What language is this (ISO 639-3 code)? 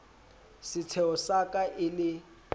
sot